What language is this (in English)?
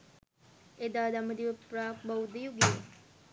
Sinhala